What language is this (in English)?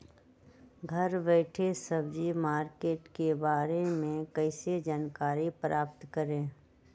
Magahi